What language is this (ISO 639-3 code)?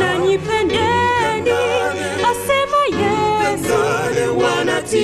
swa